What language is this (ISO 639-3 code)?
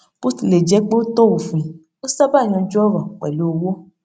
yor